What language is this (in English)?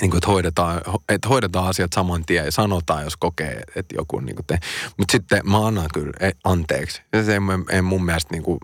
Finnish